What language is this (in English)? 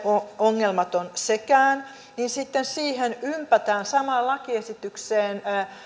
Finnish